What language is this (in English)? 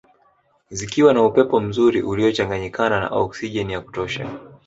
Swahili